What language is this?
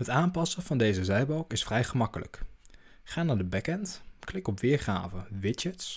Dutch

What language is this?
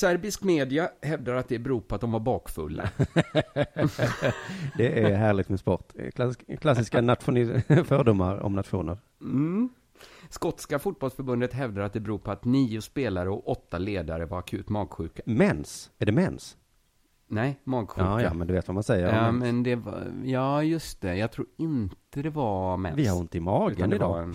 Swedish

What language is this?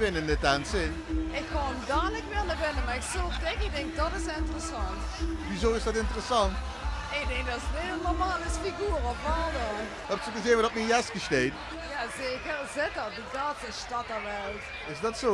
Dutch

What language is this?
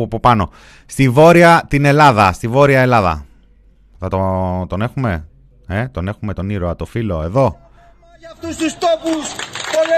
Greek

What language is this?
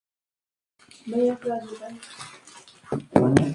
Spanish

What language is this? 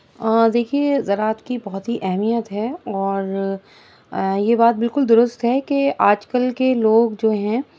Urdu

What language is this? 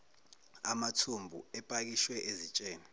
Zulu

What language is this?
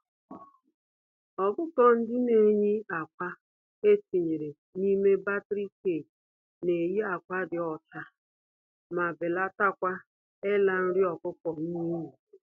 Igbo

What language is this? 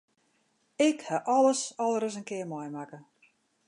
Western Frisian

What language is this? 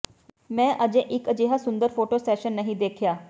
Punjabi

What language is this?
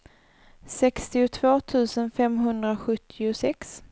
Swedish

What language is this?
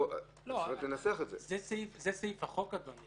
Hebrew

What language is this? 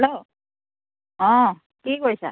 Assamese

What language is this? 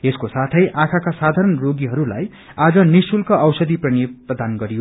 Nepali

